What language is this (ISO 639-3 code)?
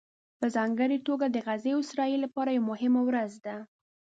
pus